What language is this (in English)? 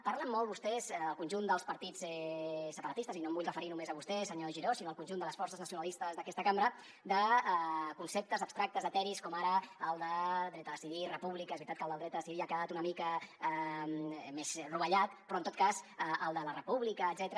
Catalan